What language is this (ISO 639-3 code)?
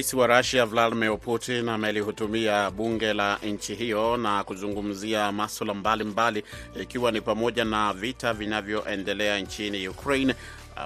swa